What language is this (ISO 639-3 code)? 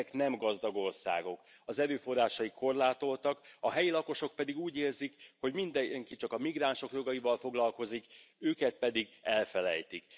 hun